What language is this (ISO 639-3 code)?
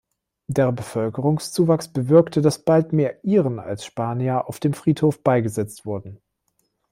deu